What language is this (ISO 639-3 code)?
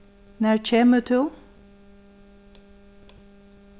fao